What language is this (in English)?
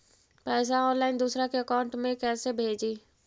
Magahi